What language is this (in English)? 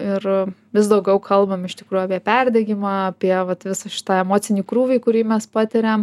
Lithuanian